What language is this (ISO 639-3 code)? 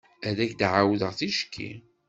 kab